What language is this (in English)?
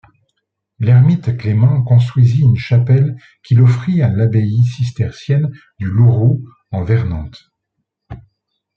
French